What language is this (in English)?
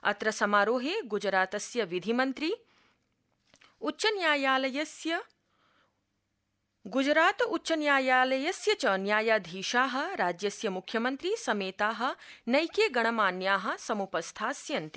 Sanskrit